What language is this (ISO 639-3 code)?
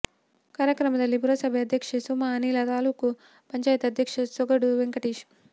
kan